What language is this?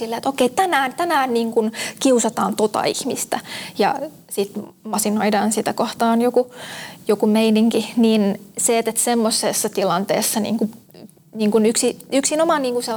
Finnish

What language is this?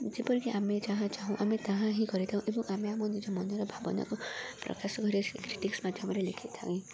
Odia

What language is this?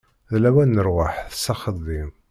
Kabyle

